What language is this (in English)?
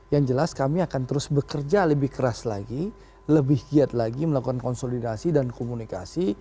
Indonesian